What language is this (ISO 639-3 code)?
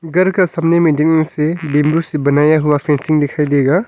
hin